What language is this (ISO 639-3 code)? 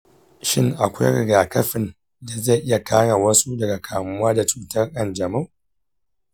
hau